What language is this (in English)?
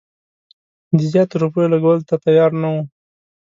Pashto